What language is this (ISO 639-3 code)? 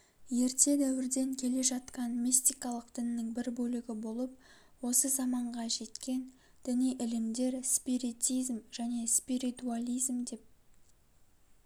kaz